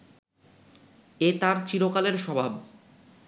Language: Bangla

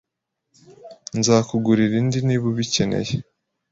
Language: Kinyarwanda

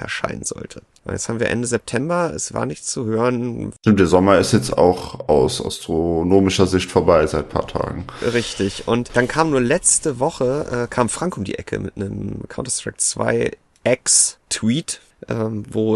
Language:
German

